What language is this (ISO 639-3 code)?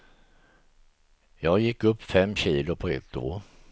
swe